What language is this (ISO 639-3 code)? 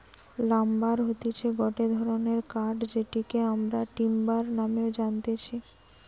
ben